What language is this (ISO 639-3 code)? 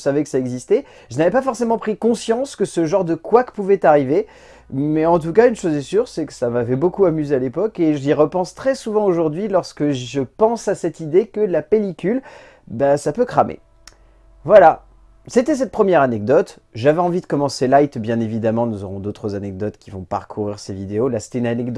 fra